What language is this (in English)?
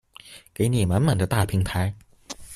Chinese